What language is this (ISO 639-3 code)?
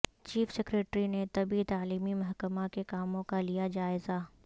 urd